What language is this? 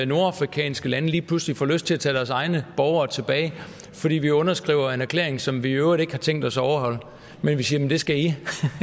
Danish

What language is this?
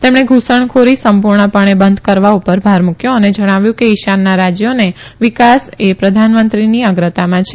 Gujarati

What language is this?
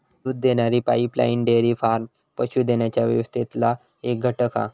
Marathi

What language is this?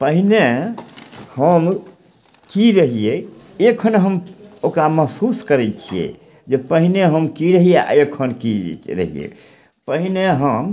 Maithili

